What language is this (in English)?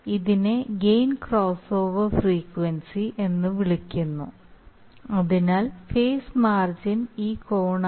Malayalam